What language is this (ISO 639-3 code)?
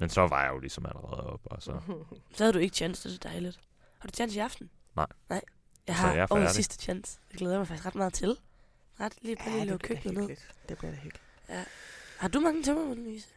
dan